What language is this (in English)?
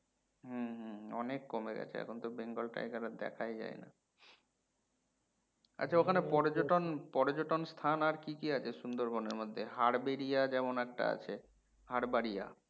Bangla